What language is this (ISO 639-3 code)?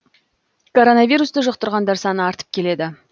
kaz